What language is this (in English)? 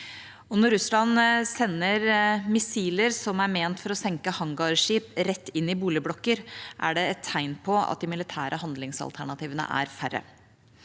Norwegian